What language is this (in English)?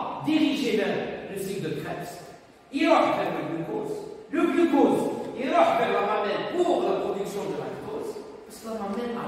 French